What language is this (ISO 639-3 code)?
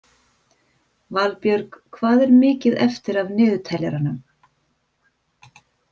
isl